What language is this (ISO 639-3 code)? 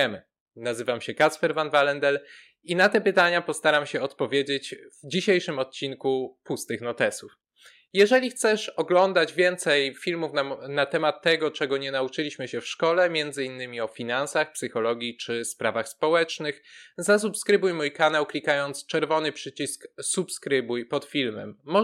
pol